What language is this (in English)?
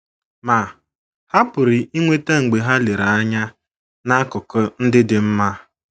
Igbo